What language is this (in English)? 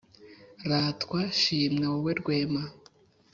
Kinyarwanda